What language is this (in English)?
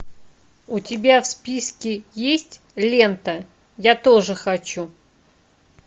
Russian